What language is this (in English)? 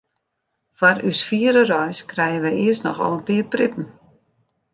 Western Frisian